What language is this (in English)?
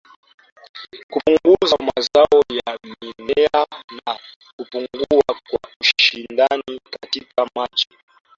Swahili